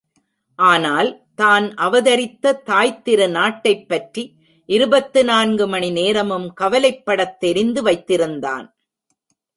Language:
Tamil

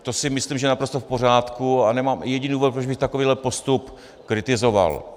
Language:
Czech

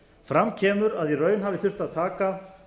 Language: Icelandic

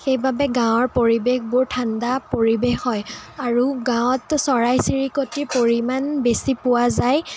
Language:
Assamese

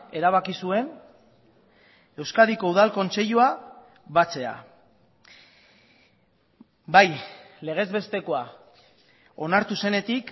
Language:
Basque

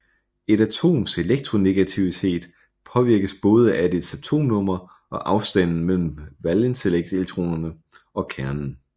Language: Danish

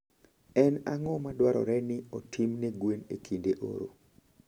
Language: Luo (Kenya and Tanzania)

